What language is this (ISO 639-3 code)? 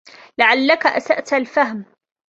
ara